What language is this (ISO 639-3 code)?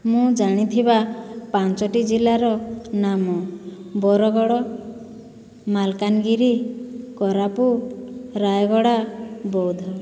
ori